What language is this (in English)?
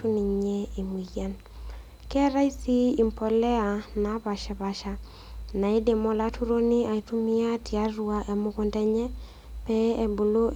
Masai